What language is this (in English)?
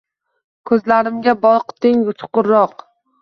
Uzbek